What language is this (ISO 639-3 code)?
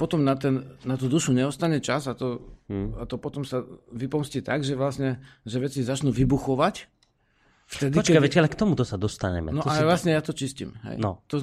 slk